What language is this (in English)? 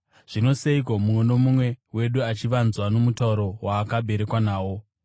Shona